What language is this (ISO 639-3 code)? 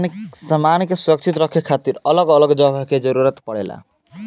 bho